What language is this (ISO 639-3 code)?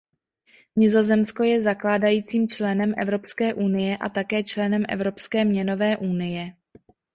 ces